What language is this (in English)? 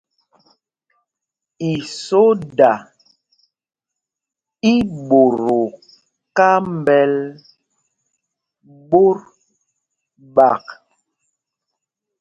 Mpumpong